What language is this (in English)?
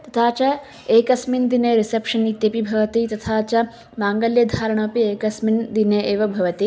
Sanskrit